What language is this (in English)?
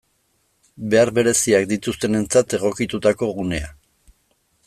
Basque